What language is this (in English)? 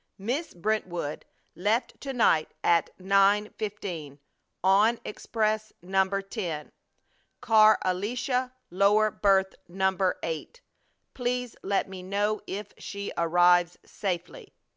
English